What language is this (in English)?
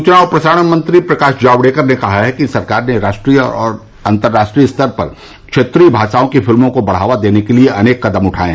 Hindi